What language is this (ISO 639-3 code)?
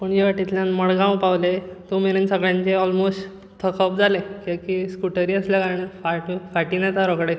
kok